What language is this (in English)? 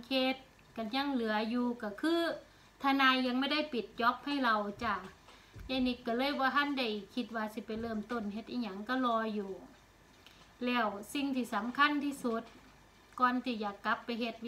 Thai